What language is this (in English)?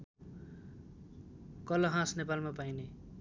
Nepali